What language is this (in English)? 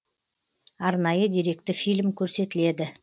Kazakh